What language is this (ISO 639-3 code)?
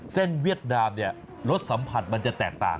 tha